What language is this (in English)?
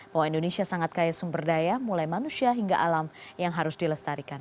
Indonesian